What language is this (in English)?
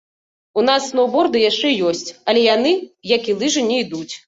Belarusian